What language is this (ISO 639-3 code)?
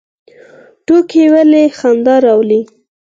pus